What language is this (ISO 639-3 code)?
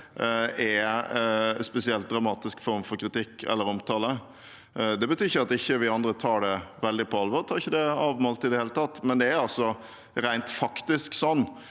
nor